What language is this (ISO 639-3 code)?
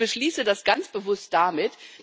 deu